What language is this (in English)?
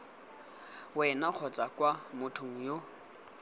Tswana